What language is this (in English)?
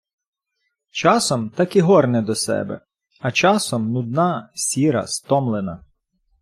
Ukrainian